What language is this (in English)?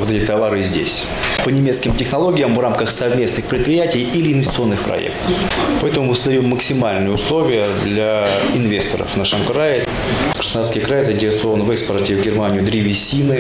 Russian